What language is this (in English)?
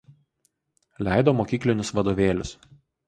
Lithuanian